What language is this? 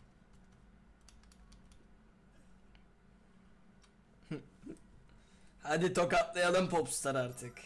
Turkish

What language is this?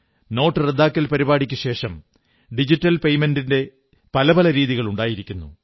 Malayalam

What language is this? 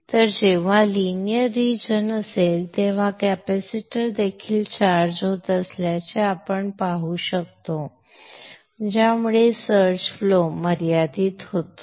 Marathi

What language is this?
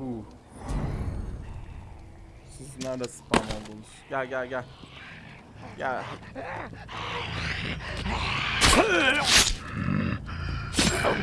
Turkish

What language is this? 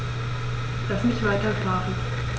German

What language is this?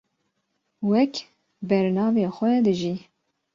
Kurdish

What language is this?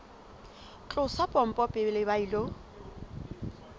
Southern Sotho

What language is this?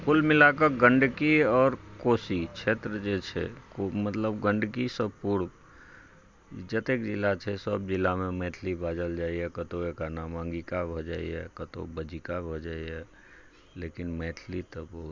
Maithili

